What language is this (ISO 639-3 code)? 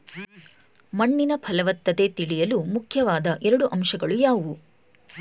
kan